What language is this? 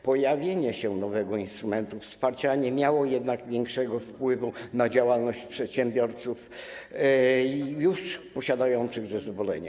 Polish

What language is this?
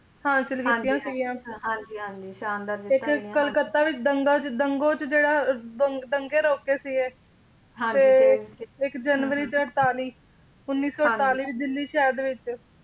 Punjabi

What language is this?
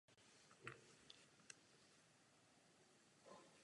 Czech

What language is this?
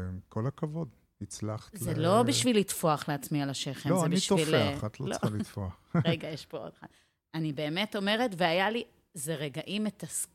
Hebrew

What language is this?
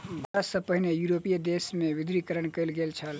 Maithili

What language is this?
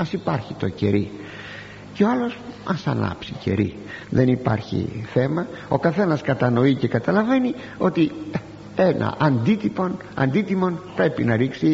Greek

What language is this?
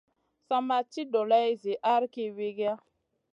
Masana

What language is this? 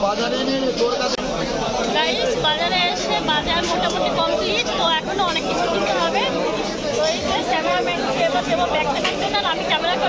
Arabic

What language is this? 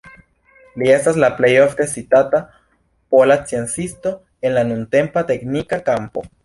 Esperanto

